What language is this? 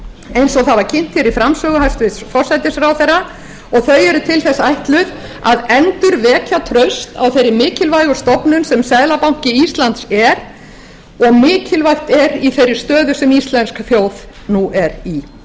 Icelandic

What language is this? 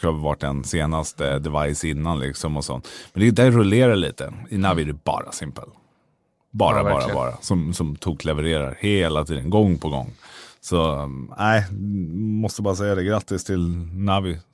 Swedish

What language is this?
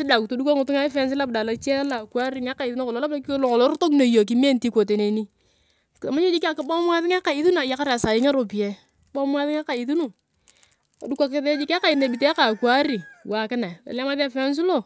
Turkana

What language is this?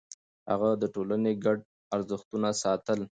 Pashto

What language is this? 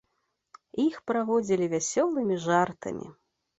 Belarusian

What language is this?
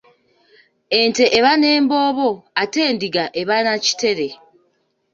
Ganda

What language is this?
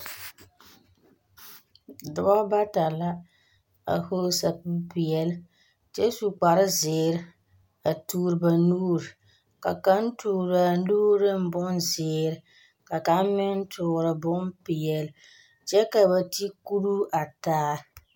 Southern Dagaare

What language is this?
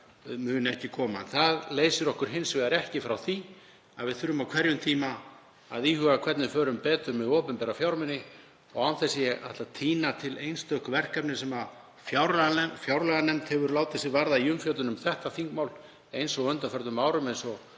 Icelandic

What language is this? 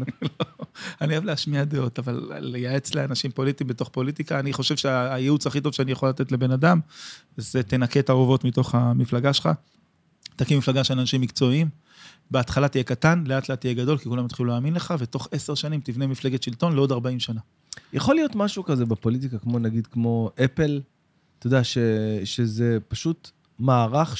Hebrew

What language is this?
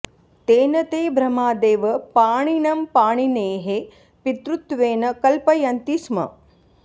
Sanskrit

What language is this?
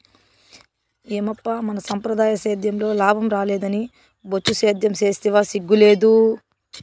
Telugu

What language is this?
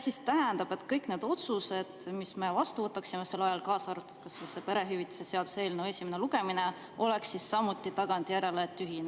Estonian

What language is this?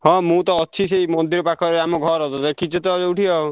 Odia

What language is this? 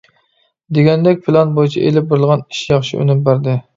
Uyghur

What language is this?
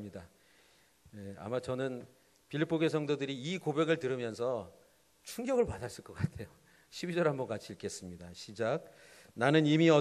Korean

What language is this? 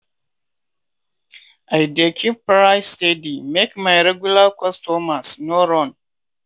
Nigerian Pidgin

